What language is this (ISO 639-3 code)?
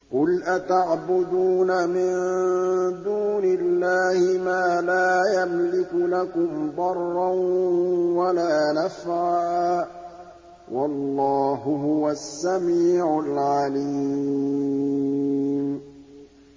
ara